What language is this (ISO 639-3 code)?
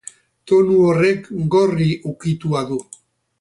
eus